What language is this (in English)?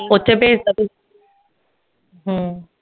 Punjabi